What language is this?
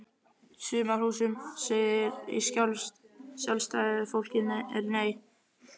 Icelandic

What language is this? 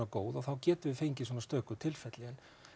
Icelandic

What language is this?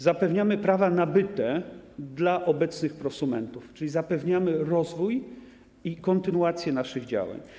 Polish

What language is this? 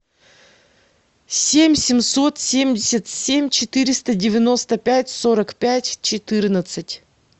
Russian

